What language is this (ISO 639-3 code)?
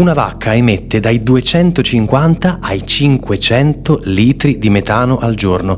ita